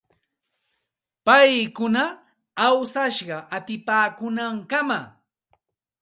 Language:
Santa Ana de Tusi Pasco Quechua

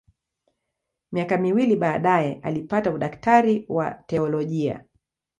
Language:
Swahili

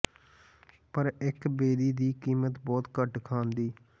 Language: Punjabi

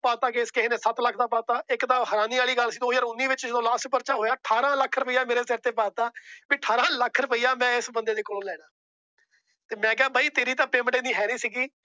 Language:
Punjabi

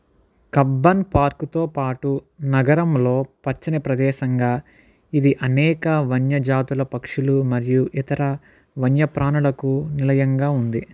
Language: Telugu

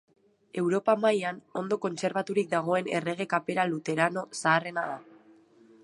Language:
Basque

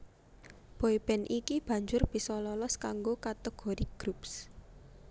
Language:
Javanese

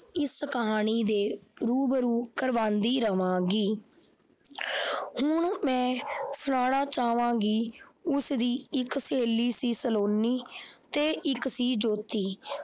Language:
Punjabi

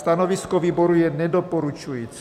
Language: Czech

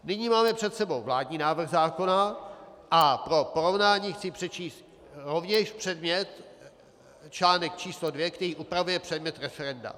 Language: Czech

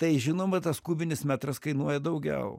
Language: Lithuanian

